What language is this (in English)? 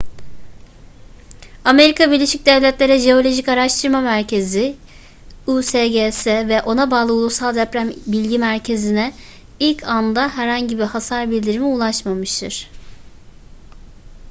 Turkish